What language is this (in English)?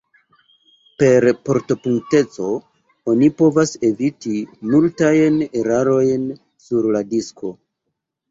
Esperanto